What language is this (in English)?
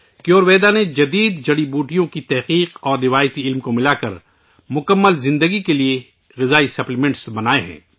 Urdu